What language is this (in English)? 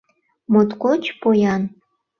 Mari